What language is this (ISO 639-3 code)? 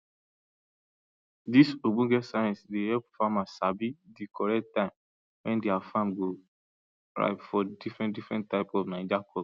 pcm